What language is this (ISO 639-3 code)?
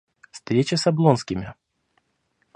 rus